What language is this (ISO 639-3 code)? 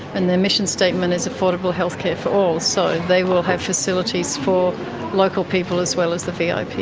eng